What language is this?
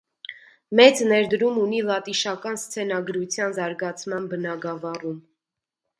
Armenian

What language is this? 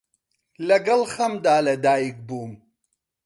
Central Kurdish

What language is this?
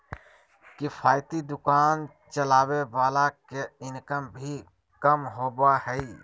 Magahi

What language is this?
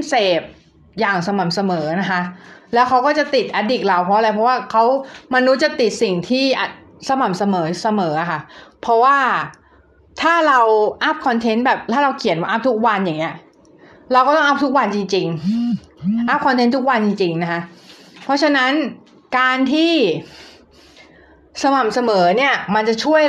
Thai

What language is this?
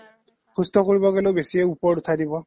Assamese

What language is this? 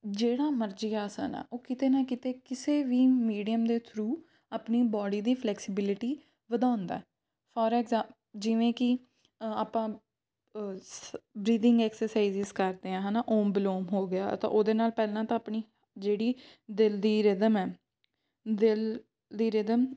Punjabi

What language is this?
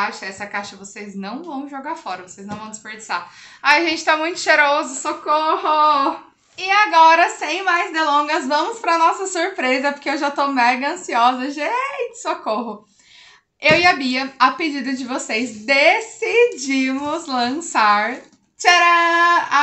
Portuguese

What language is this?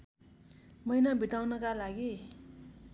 Nepali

